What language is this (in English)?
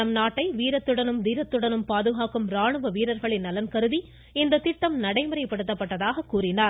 Tamil